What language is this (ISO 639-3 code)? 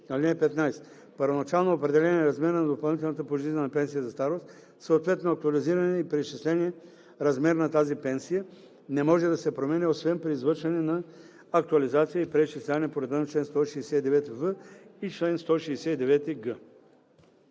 bul